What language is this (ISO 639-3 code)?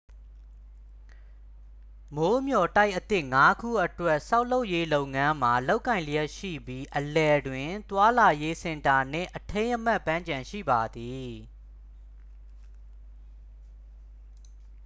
mya